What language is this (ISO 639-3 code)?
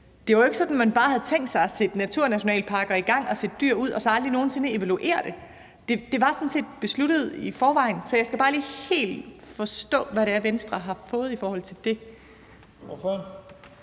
dan